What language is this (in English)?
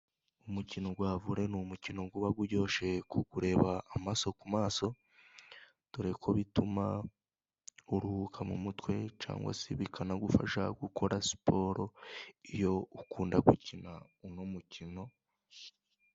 Kinyarwanda